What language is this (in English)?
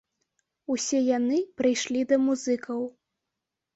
Belarusian